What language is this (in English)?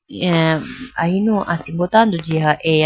Idu-Mishmi